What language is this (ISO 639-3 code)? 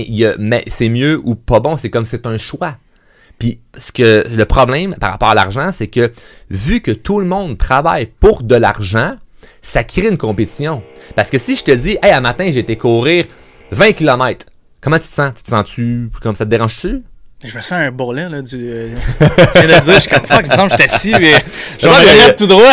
fra